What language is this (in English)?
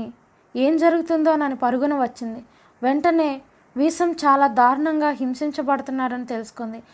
Telugu